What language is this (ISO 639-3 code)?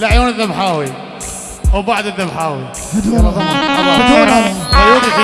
ara